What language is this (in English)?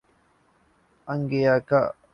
Urdu